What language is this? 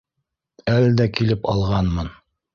Bashkir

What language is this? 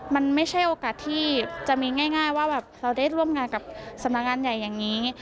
Thai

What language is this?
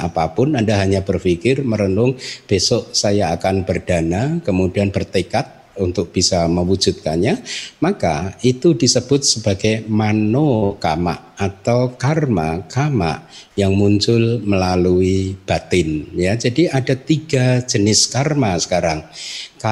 Indonesian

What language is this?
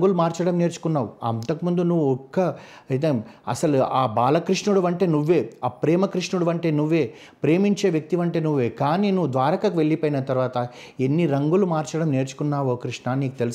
Telugu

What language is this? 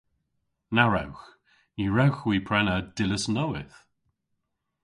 Cornish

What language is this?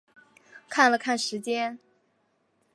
Chinese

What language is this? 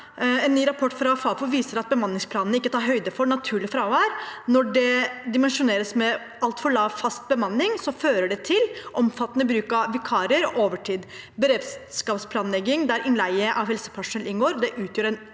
Norwegian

